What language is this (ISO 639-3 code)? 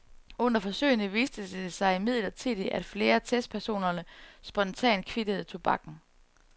dan